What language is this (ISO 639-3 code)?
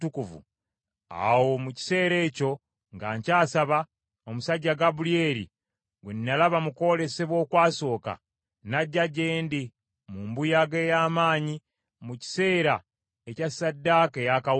lug